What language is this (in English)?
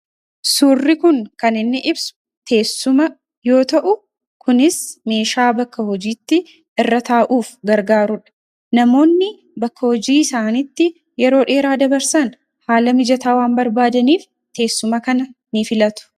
Oromo